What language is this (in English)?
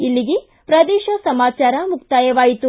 Kannada